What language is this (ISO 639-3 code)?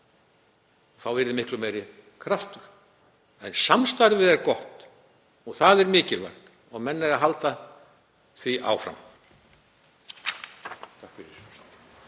isl